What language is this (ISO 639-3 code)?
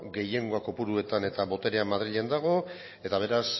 eus